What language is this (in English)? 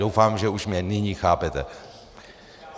Czech